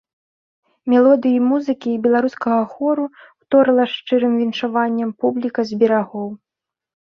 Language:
Belarusian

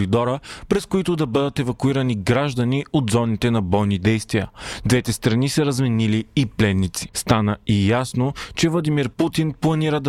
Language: Bulgarian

